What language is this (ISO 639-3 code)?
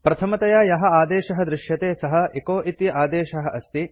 san